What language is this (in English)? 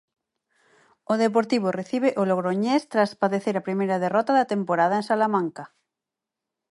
Galician